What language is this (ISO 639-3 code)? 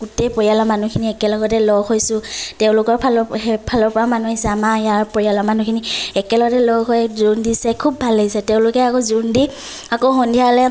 asm